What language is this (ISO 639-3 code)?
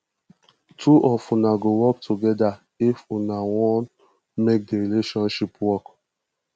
pcm